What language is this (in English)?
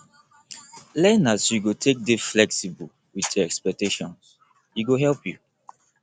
Nigerian Pidgin